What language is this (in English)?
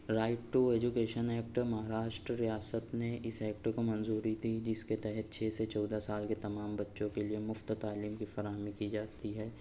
Urdu